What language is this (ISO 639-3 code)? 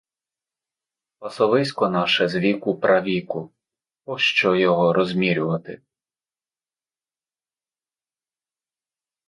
ukr